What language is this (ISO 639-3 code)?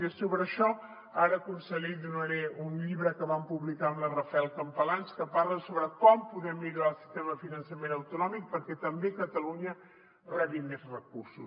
cat